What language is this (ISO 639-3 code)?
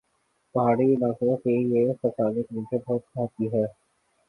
urd